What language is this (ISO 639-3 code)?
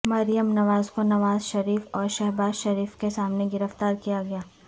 urd